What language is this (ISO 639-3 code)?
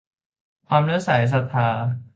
tha